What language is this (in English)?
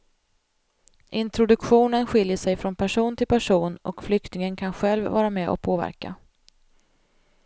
Swedish